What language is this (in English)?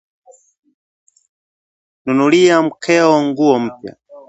Swahili